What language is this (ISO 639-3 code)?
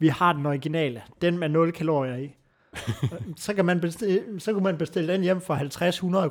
dan